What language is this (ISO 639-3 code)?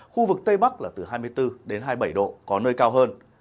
vie